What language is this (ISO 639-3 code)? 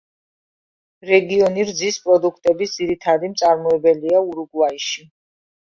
kat